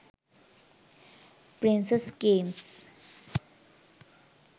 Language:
Sinhala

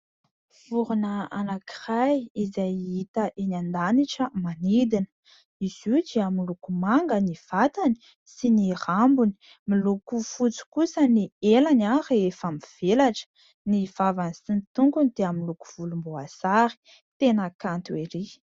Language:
Malagasy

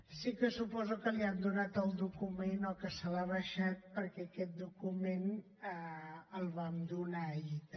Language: Catalan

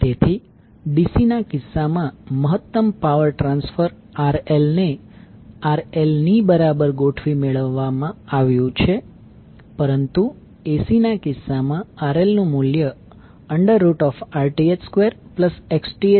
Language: Gujarati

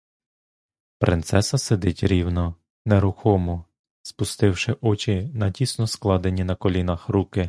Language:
Ukrainian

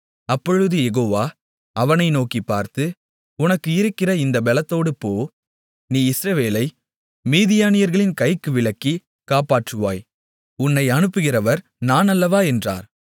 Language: Tamil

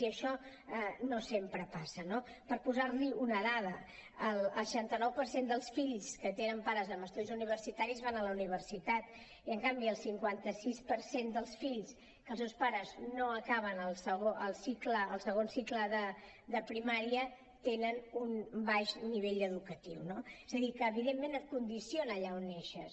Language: Catalan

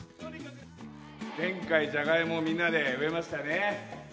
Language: Japanese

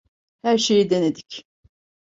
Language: Turkish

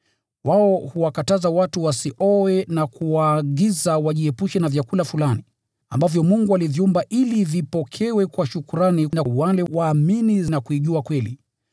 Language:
Swahili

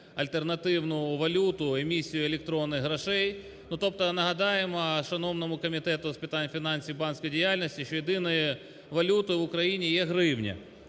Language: Ukrainian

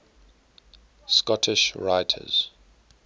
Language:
English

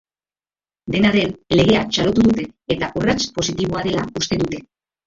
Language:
Basque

